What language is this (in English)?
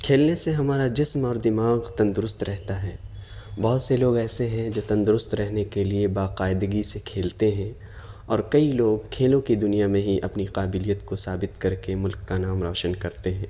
Urdu